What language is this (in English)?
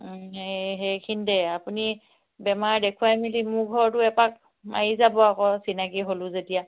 Assamese